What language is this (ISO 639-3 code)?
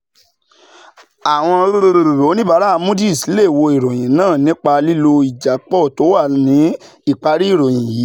yor